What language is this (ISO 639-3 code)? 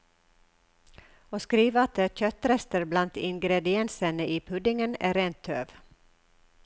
nor